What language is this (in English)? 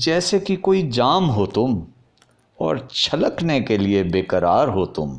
Hindi